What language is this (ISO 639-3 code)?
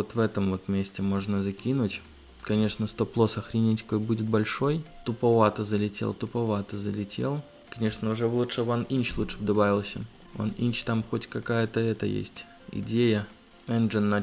rus